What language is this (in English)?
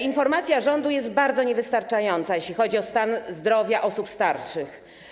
Polish